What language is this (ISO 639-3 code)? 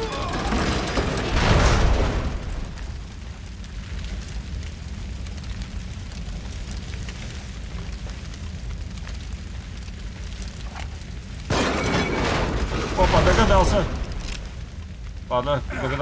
rus